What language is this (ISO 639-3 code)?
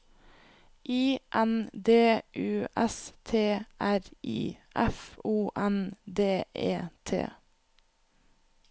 nor